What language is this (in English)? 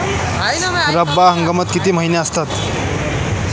Marathi